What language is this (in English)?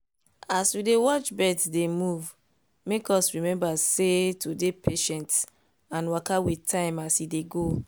Nigerian Pidgin